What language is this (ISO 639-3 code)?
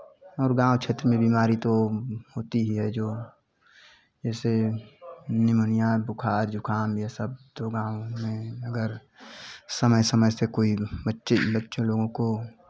hin